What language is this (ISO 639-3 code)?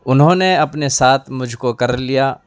urd